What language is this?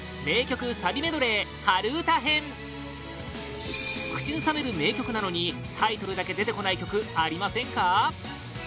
Japanese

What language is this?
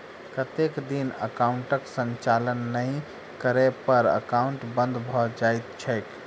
Maithili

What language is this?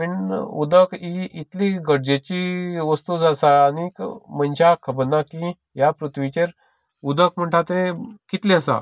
Konkani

